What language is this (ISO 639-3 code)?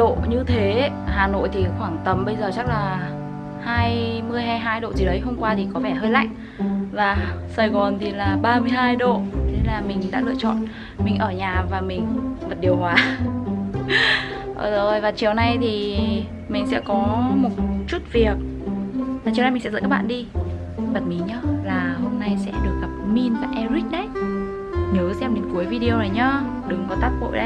vie